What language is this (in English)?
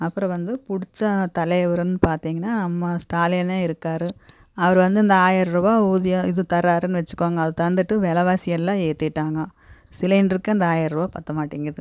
Tamil